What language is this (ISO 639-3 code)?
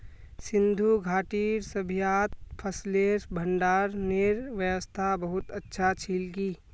mag